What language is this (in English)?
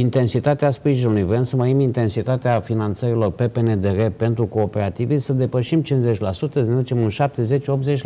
Romanian